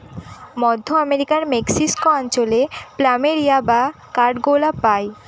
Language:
Bangla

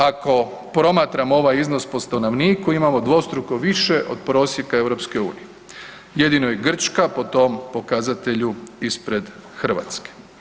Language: Croatian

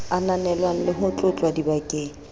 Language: Southern Sotho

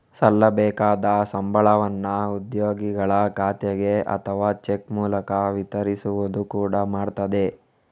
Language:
Kannada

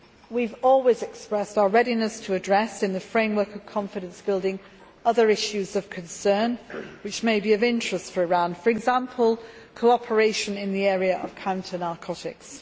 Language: English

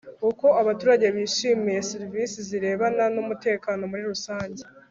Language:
Kinyarwanda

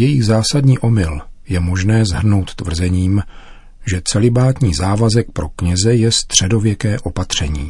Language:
Czech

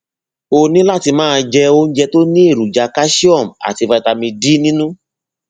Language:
Yoruba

